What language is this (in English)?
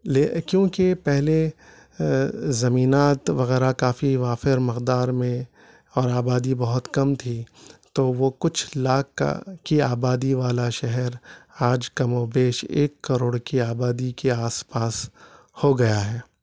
Urdu